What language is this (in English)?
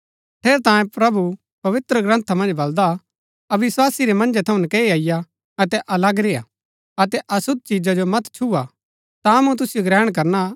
Gaddi